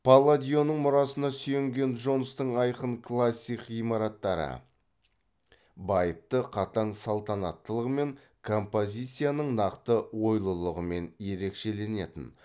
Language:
Kazakh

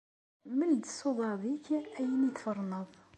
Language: Kabyle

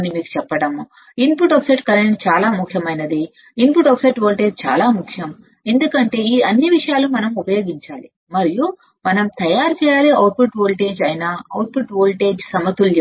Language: Telugu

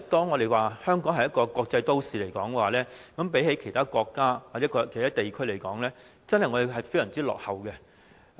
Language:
Cantonese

